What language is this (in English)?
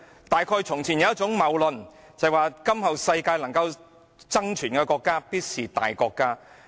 Cantonese